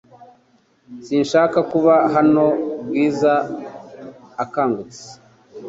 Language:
Kinyarwanda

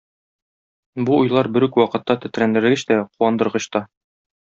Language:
Tatar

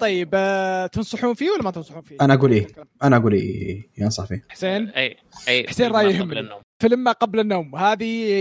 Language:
Arabic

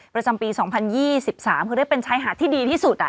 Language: Thai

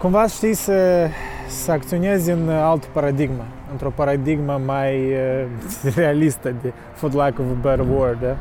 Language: Romanian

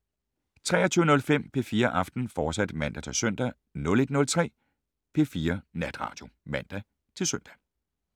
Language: Danish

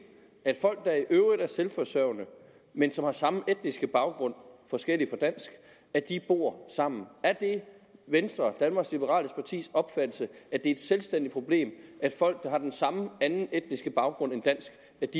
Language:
Danish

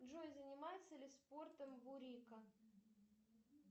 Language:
Russian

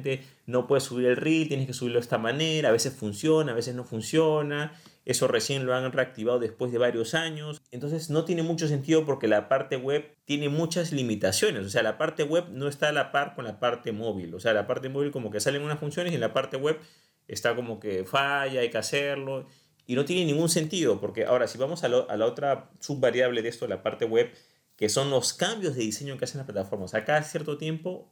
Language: Spanish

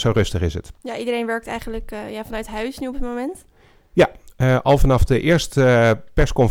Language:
Dutch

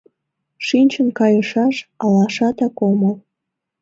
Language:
Mari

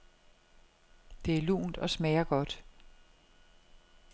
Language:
Danish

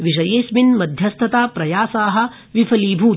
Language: Sanskrit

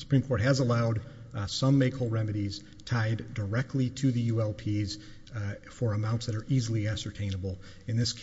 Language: English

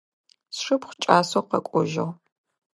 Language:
Adyghe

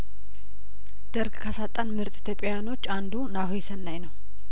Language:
Amharic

